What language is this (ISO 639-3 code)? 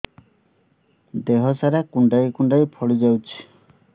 ori